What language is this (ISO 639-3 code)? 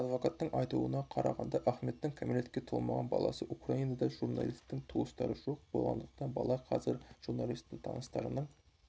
kaz